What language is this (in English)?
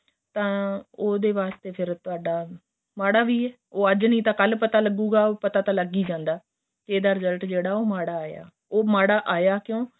Punjabi